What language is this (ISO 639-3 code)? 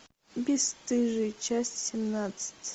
rus